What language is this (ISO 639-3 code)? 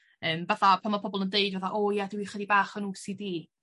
cym